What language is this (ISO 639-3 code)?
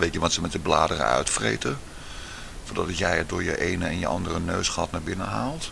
nld